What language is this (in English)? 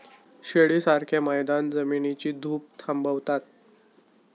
Marathi